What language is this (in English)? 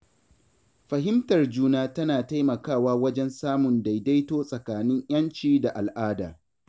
Hausa